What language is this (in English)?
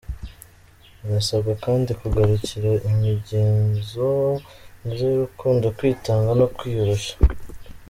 Kinyarwanda